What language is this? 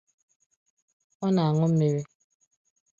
Igbo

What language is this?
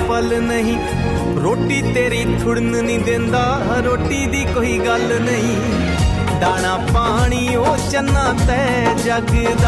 Punjabi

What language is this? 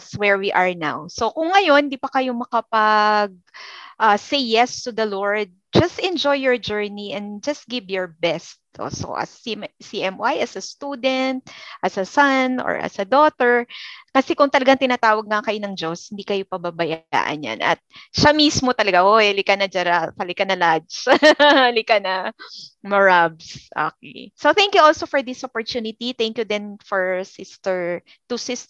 Filipino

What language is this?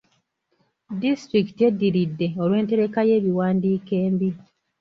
Ganda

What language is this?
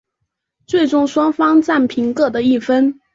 Chinese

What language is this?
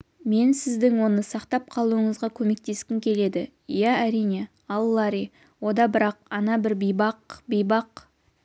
Kazakh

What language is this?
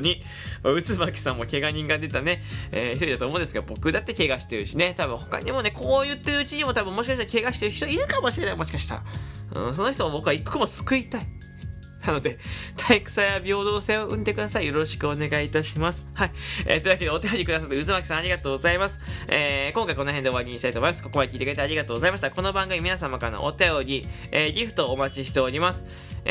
Japanese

